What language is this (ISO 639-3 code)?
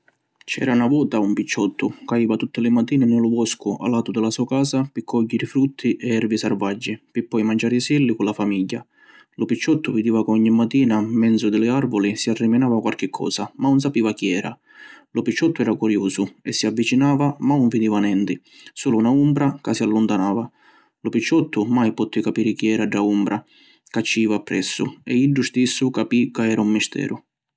scn